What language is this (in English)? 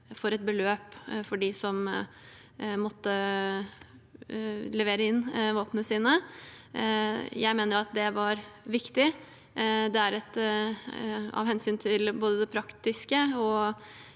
Norwegian